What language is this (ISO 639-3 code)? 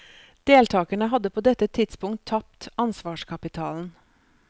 nor